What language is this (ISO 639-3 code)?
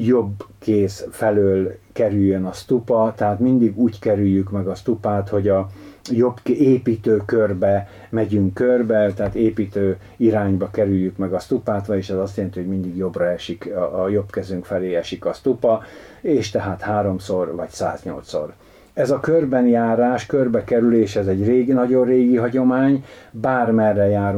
hun